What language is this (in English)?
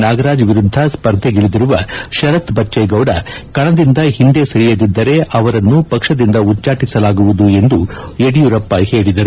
Kannada